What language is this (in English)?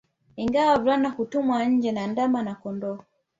Swahili